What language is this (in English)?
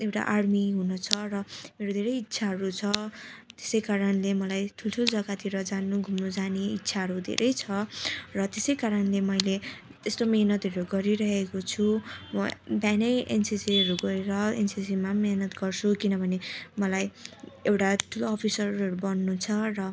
Nepali